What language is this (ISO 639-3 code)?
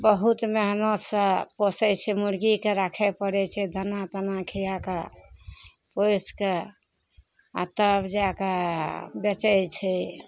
mai